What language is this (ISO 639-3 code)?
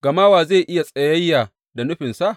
hau